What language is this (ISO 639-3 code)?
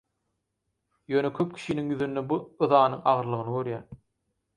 tuk